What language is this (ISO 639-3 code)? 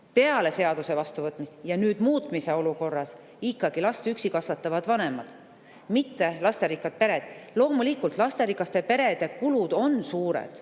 est